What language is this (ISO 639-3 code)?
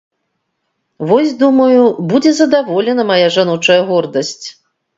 bel